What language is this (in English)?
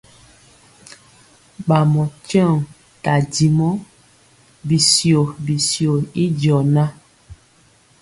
Mpiemo